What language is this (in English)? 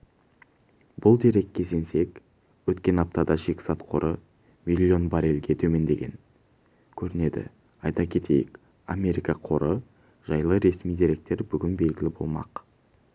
Kazakh